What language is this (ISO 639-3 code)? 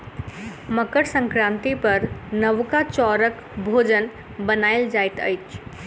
mai